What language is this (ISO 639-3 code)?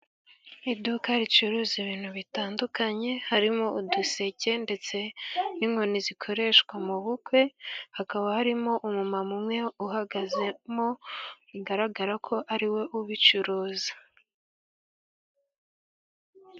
kin